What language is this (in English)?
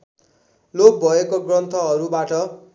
Nepali